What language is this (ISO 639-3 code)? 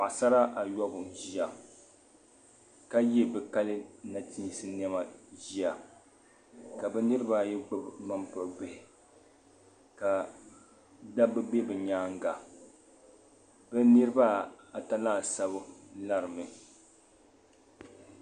dag